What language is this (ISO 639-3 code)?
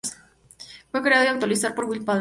spa